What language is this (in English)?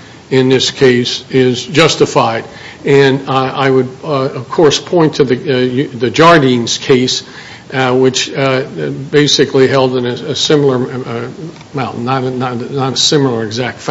English